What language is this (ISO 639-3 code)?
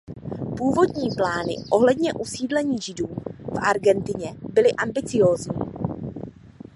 ces